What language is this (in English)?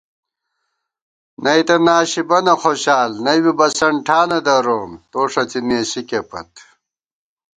Gawar-Bati